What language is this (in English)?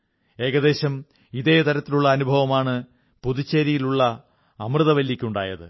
Malayalam